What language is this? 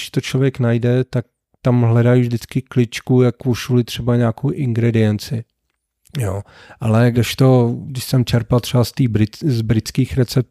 Czech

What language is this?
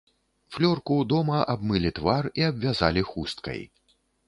Belarusian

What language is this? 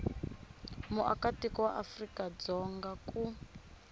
Tsonga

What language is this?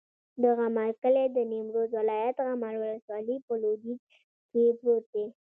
Pashto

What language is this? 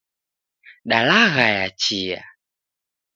Taita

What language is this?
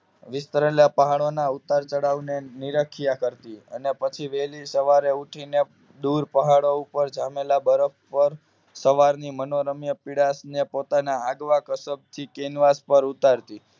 Gujarati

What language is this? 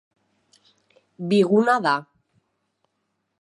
Basque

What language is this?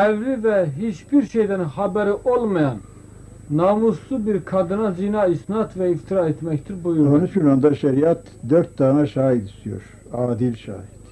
Turkish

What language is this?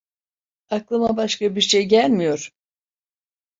Turkish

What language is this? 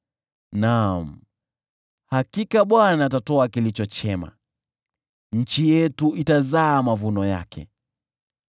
Swahili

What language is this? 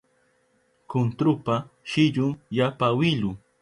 Southern Pastaza Quechua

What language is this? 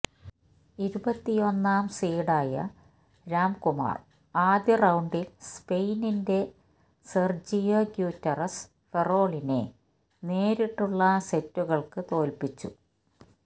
Malayalam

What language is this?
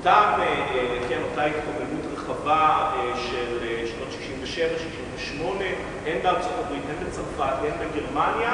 Hebrew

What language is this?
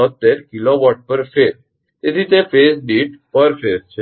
Gujarati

